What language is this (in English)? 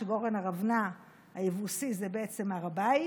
Hebrew